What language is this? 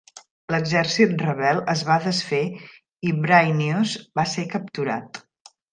Catalan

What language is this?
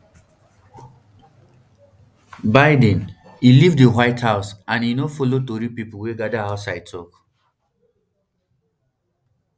Nigerian Pidgin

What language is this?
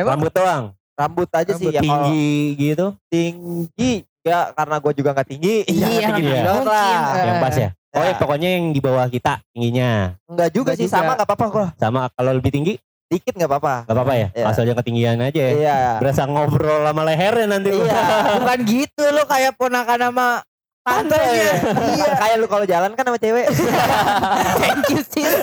Indonesian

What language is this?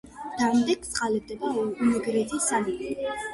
Georgian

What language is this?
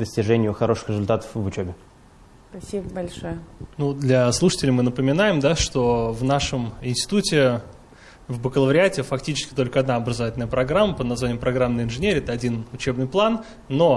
Russian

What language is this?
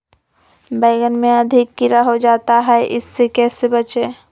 Magahi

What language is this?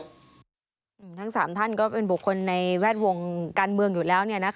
Thai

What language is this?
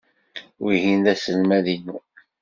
Kabyle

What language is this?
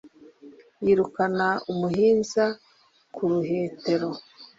Kinyarwanda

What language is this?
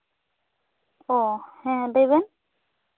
Santali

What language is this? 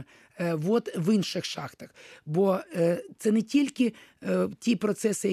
Ukrainian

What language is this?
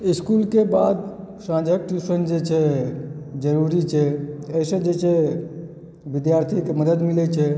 Maithili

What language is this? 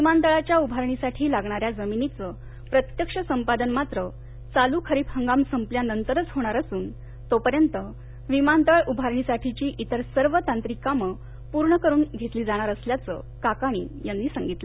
Marathi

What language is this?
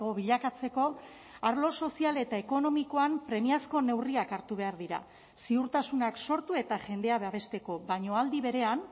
Basque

